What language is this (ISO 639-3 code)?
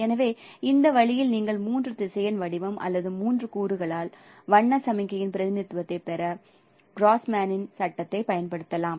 tam